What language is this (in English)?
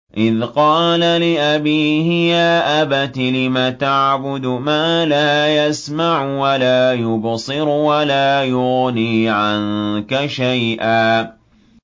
Arabic